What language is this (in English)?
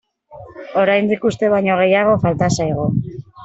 Basque